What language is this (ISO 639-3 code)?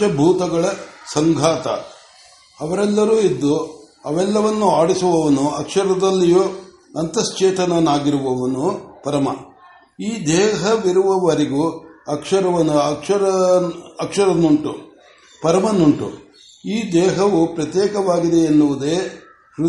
kan